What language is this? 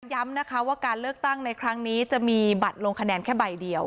Thai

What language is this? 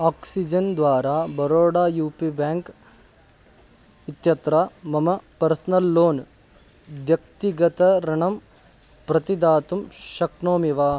Sanskrit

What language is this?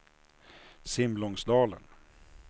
Swedish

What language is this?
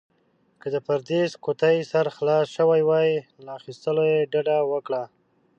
Pashto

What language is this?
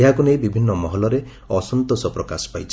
Odia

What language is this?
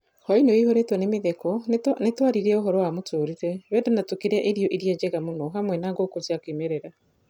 Kikuyu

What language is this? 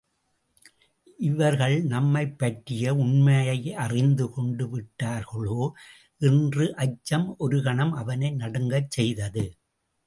Tamil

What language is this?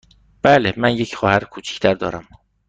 Persian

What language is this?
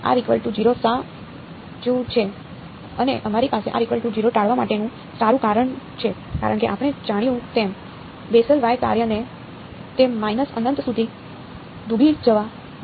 Gujarati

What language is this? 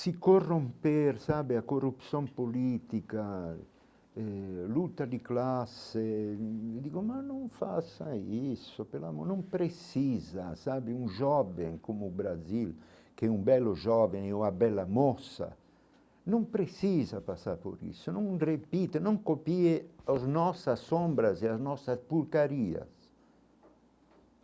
Portuguese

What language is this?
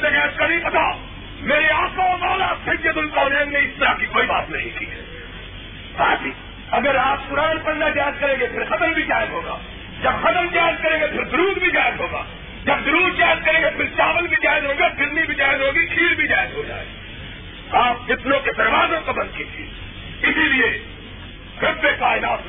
Urdu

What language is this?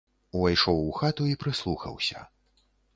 Belarusian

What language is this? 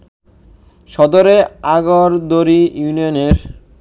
Bangla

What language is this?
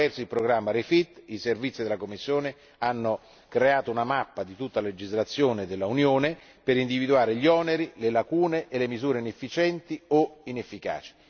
Italian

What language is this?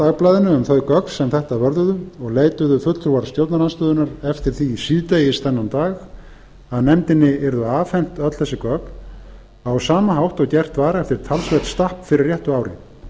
Icelandic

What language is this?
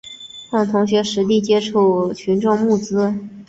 Chinese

